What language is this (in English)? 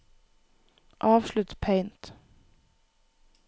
Norwegian